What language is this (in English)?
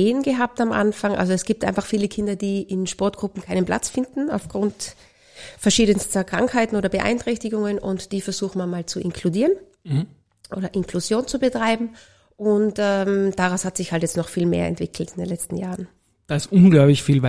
German